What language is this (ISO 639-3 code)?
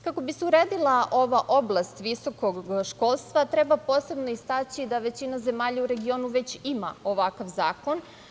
srp